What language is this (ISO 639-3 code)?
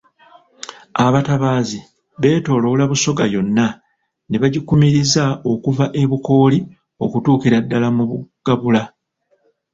lug